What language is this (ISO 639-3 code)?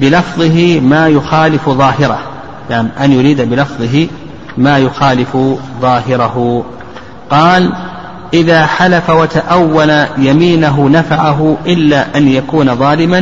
ara